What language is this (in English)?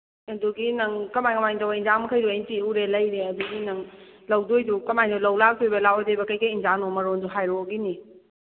Manipuri